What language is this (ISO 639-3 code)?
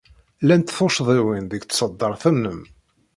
kab